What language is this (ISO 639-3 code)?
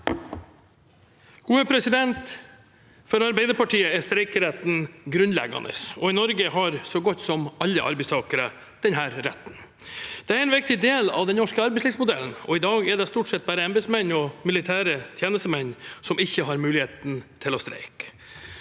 nor